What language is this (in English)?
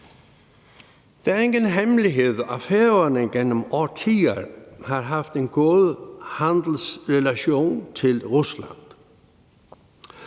Danish